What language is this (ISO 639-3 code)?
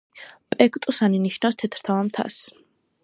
kat